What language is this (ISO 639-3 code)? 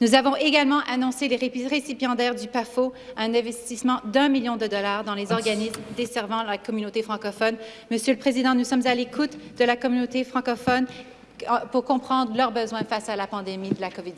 fra